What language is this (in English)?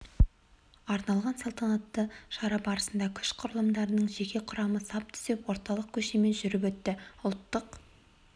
Kazakh